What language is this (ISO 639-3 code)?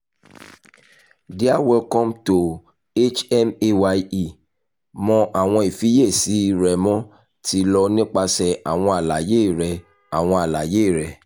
yor